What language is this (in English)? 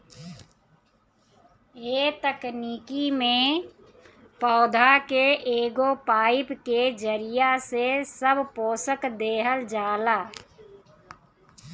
Bhojpuri